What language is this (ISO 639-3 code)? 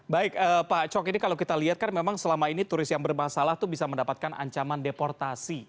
ind